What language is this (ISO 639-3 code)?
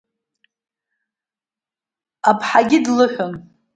abk